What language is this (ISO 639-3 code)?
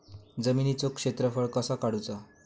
mar